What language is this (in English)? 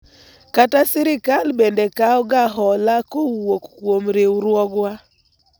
Luo (Kenya and Tanzania)